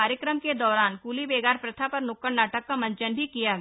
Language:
Hindi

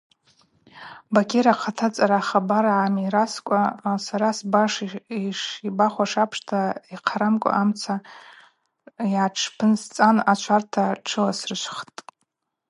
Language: Abaza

